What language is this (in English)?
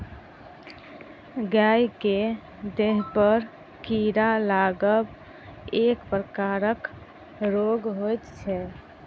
Maithili